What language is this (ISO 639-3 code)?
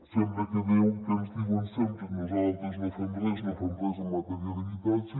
cat